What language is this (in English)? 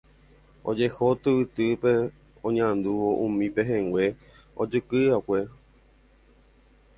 Guarani